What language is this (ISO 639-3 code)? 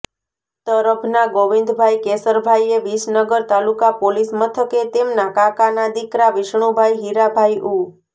guj